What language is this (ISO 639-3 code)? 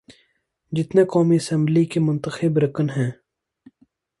urd